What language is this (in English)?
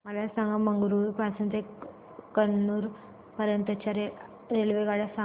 Marathi